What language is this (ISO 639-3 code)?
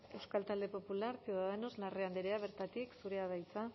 eus